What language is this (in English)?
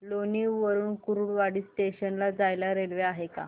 Marathi